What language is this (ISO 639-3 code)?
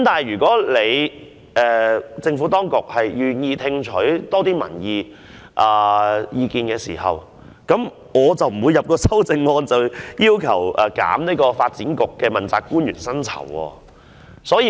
yue